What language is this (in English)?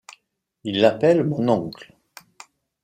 French